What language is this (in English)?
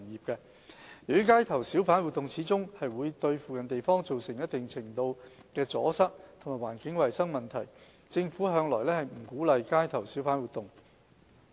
Cantonese